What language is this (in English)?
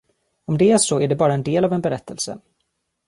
Swedish